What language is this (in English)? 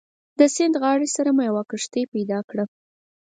Pashto